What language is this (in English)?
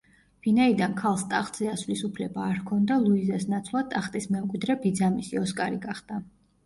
Georgian